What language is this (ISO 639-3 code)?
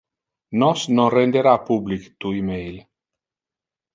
ina